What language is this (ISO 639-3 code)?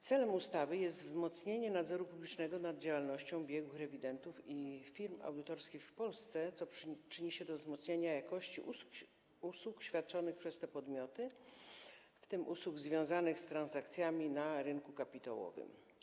pol